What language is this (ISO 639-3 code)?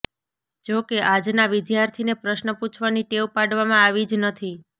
guj